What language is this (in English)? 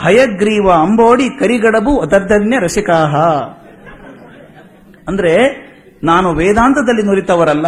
Kannada